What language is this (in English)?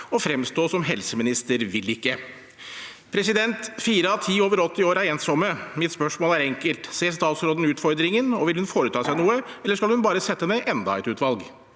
Norwegian